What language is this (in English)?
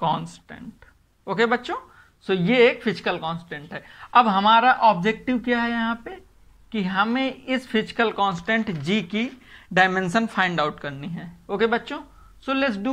Hindi